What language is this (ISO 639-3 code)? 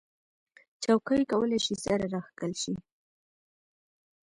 pus